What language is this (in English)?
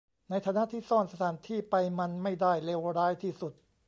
Thai